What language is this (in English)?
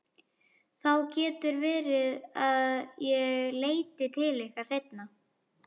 Icelandic